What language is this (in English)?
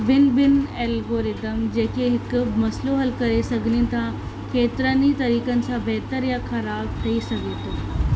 Sindhi